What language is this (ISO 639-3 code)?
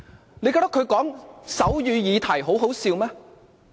yue